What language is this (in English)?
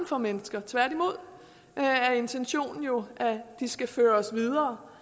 Danish